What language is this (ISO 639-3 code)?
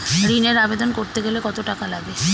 ben